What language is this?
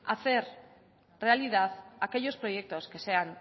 Spanish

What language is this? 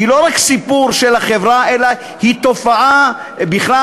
Hebrew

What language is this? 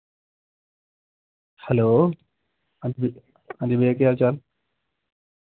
Dogri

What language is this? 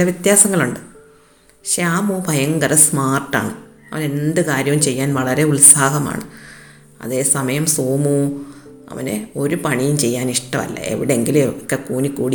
Malayalam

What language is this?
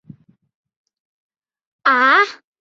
Chinese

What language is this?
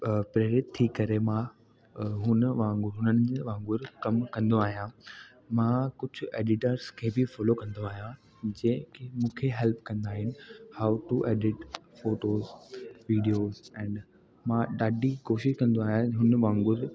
Sindhi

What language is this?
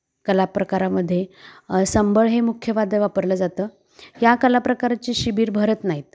Marathi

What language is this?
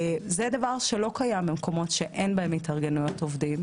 Hebrew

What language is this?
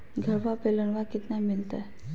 Magahi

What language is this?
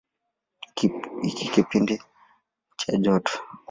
Swahili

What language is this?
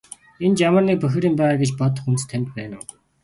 Mongolian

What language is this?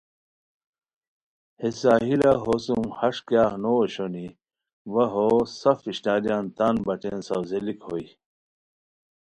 Khowar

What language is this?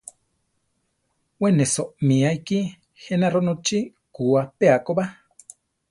Central Tarahumara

